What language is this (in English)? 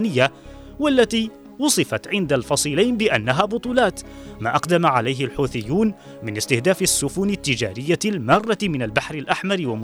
Arabic